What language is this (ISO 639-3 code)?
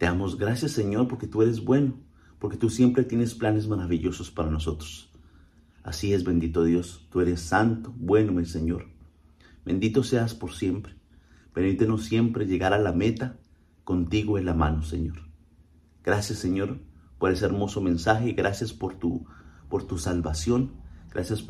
spa